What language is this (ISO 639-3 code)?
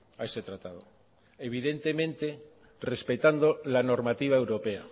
spa